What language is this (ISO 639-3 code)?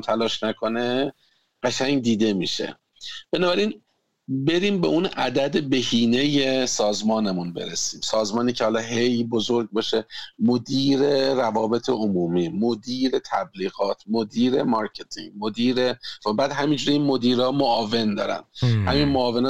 fas